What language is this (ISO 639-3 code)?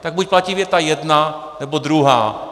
ces